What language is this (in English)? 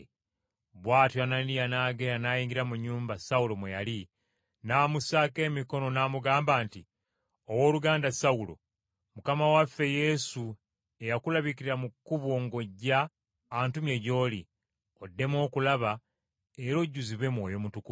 Ganda